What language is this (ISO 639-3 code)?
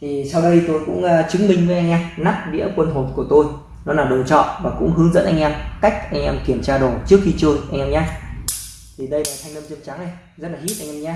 vie